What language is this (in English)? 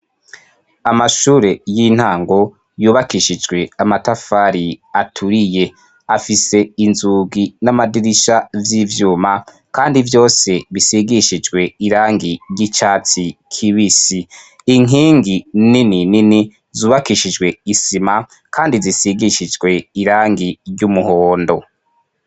Rundi